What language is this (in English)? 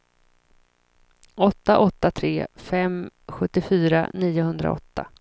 Swedish